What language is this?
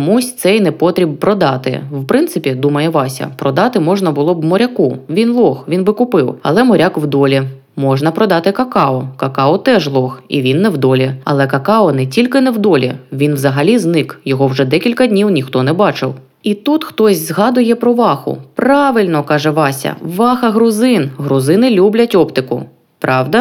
Ukrainian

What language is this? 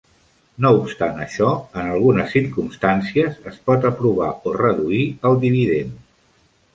Catalan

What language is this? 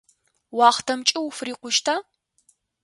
Adyghe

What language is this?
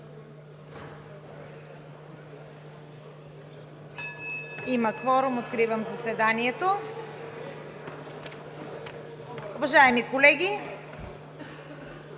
Bulgarian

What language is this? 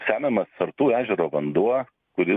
Lithuanian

